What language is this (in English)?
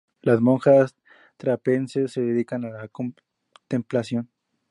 Spanish